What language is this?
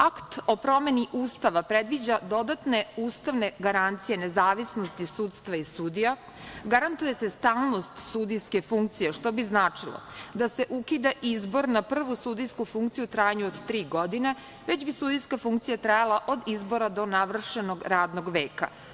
Serbian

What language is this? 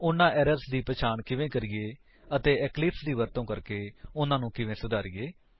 Punjabi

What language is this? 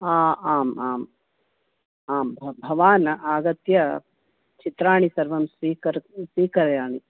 Sanskrit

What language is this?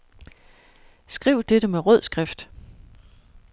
Danish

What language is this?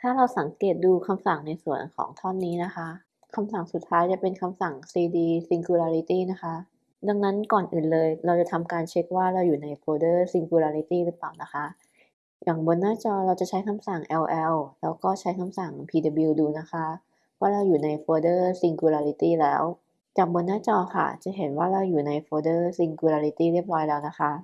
Thai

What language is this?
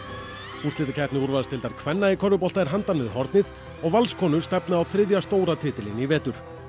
Icelandic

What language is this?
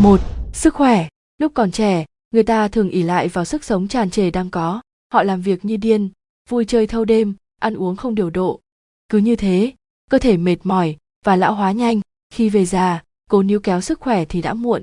Vietnamese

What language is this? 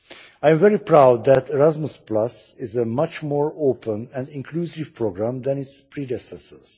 English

